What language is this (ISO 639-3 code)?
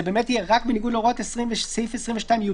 heb